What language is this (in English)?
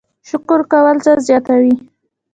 Pashto